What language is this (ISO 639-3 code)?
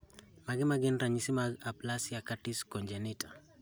luo